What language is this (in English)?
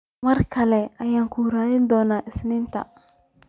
Somali